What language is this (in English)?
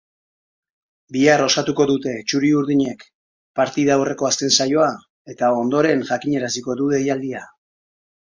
Basque